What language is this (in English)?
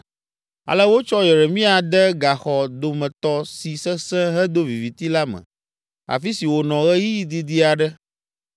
Ewe